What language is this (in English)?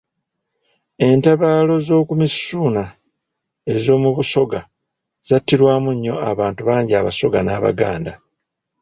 Ganda